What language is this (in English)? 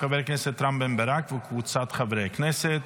Hebrew